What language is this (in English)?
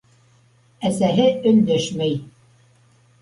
Bashkir